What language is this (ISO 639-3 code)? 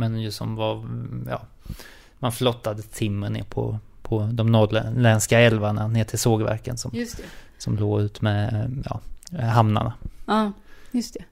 swe